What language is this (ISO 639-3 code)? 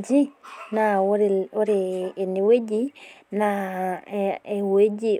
mas